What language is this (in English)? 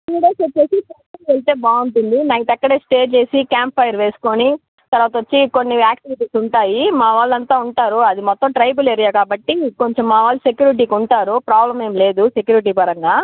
Telugu